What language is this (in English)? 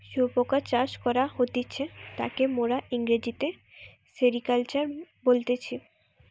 Bangla